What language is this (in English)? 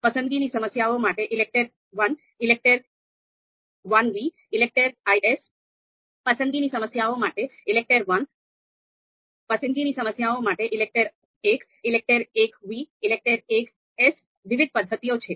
Gujarati